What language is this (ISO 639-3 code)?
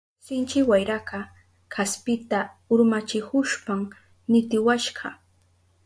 qup